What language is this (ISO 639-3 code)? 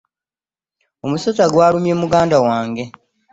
lug